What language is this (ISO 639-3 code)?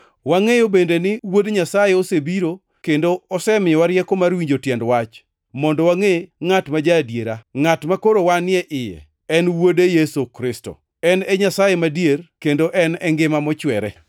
luo